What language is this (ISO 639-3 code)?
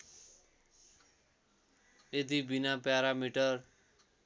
nep